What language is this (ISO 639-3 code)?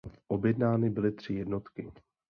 ces